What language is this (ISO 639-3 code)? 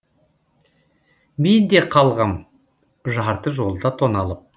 kaz